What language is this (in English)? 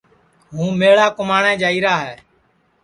Sansi